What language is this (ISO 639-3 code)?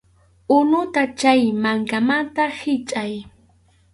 qxu